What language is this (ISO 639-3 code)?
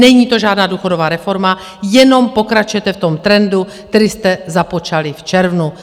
ces